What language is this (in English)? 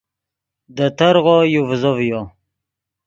Yidgha